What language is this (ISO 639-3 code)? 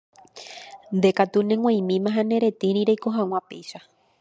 grn